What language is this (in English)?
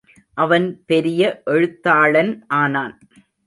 Tamil